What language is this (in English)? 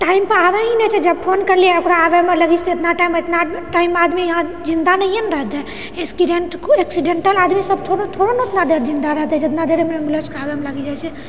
Maithili